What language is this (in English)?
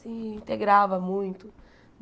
Portuguese